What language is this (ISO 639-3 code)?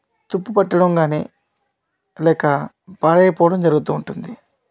tel